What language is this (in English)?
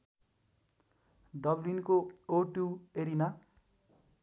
Nepali